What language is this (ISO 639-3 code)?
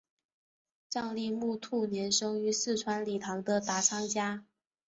zho